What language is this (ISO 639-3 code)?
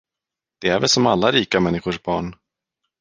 swe